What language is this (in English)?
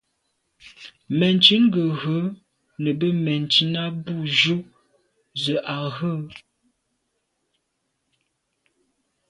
Medumba